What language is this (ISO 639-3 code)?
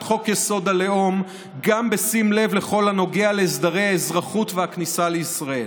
heb